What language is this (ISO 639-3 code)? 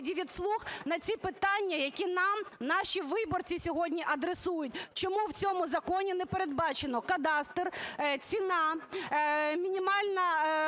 ukr